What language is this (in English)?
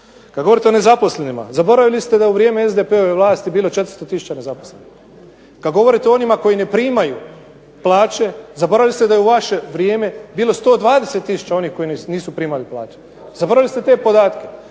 Croatian